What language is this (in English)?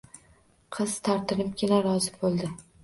Uzbek